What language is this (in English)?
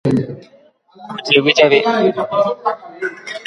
Guarani